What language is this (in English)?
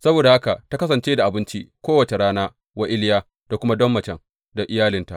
Hausa